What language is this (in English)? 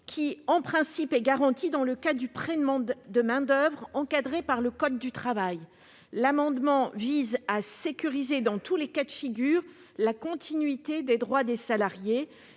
French